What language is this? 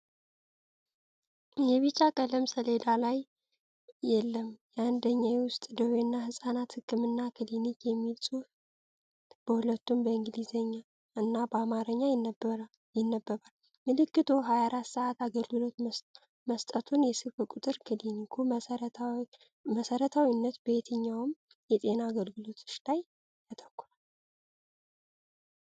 Amharic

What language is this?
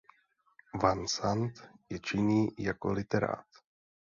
Czech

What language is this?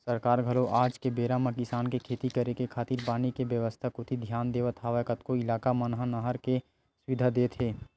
Chhattisgarhi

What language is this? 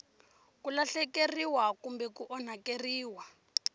Tsonga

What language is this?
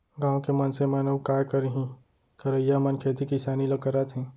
Chhattisgarhi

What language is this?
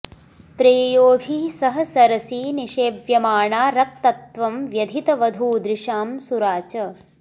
Sanskrit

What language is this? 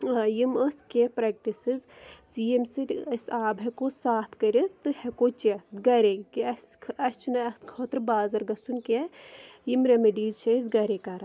Kashmiri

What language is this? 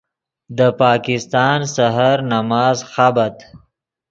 Yidgha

